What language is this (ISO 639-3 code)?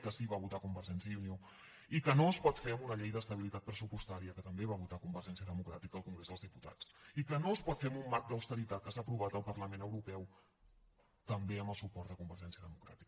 cat